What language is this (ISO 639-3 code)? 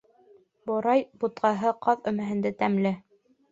bak